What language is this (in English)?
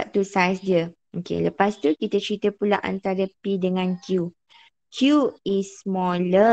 Malay